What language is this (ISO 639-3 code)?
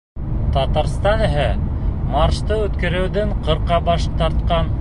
bak